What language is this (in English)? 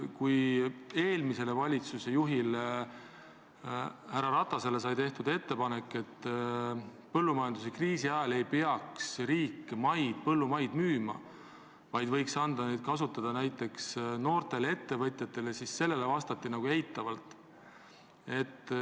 Estonian